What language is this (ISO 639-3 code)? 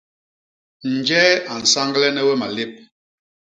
bas